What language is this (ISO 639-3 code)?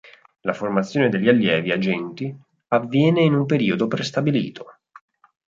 ita